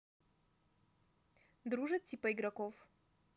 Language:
Russian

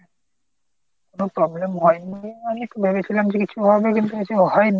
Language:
Bangla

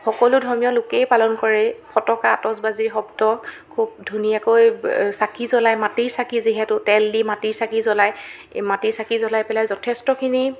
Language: Assamese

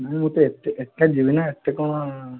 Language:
Odia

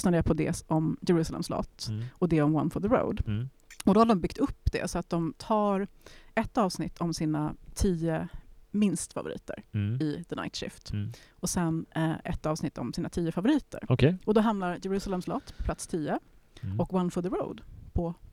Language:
Swedish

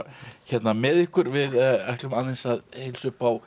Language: Icelandic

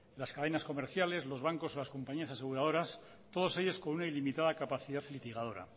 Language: Spanish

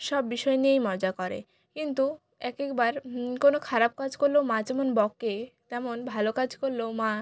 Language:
Bangla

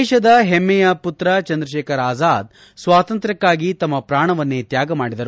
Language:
Kannada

